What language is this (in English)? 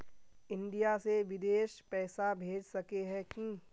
Magahi